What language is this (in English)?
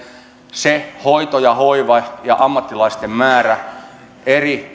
Finnish